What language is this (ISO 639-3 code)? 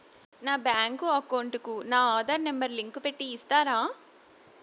tel